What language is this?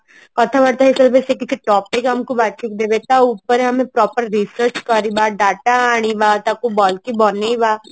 Odia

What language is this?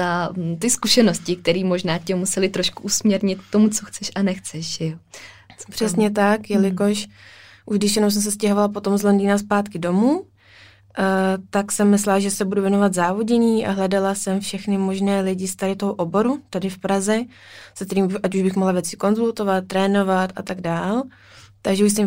Czech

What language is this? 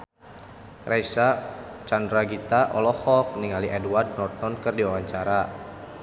Sundanese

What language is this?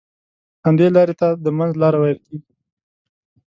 Pashto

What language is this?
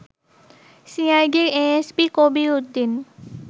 Bangla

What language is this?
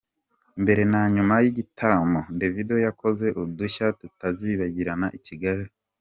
Kinyarwanda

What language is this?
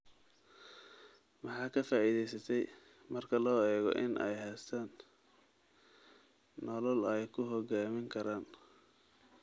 Somali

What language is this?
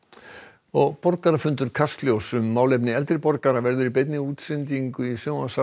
Icelandic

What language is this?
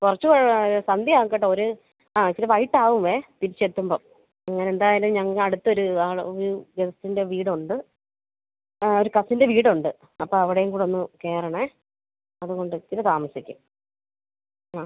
Malayalam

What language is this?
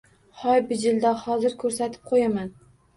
Uzbek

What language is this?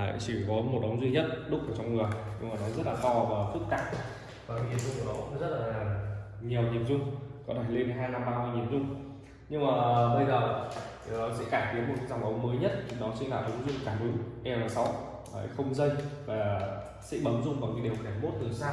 Vietnamese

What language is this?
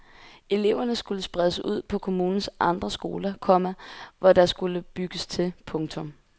Danish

